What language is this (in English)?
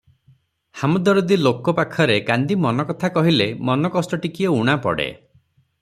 Odia